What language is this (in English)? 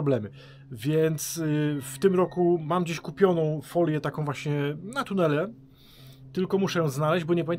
Polish